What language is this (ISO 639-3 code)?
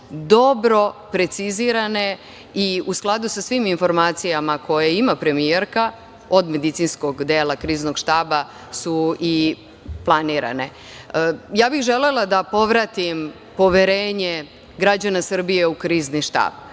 srp